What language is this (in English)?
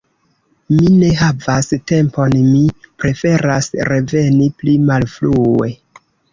Esperanto